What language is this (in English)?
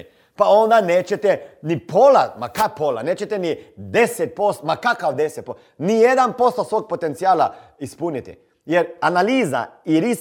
Croatian